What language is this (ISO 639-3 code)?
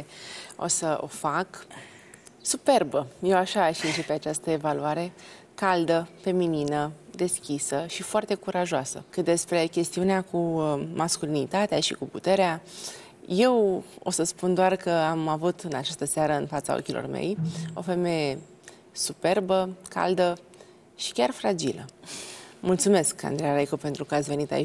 ron